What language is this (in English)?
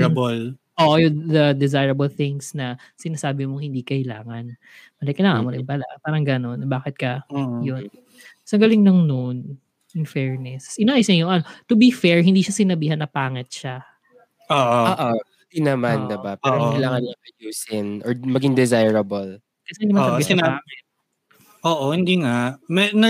Filipino